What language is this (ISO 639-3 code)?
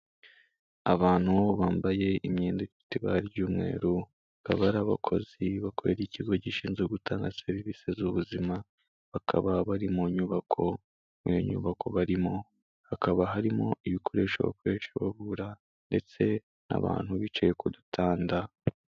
kin